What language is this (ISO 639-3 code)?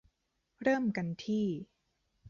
tha